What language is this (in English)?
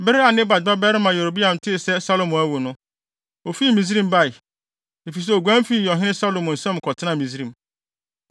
Akan